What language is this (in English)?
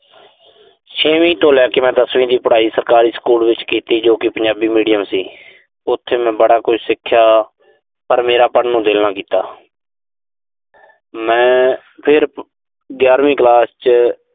Punjabi